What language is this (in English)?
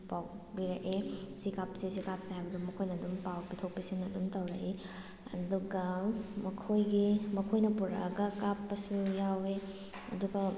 Manipuri